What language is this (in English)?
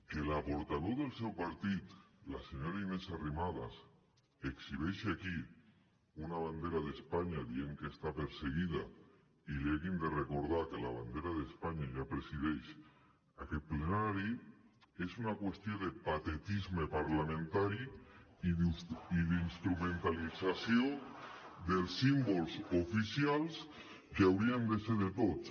Catalan